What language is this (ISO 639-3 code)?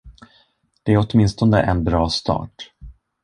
swe